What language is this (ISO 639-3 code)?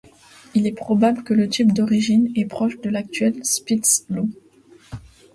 fra